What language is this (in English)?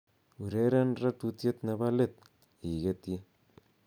Kalenjin